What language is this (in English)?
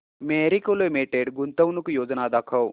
Marathi